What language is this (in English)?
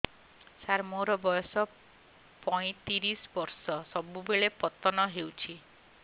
Odia